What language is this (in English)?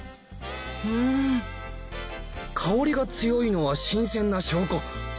Japanese